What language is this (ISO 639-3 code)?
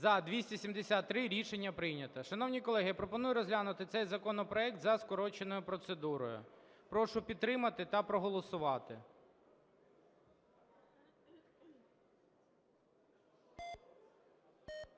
ukr